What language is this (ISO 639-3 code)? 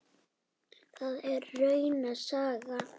isl